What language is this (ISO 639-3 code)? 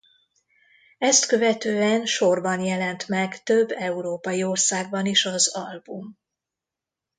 hun